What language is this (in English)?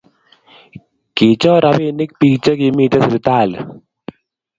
Kalenjin